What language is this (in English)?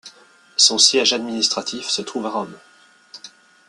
French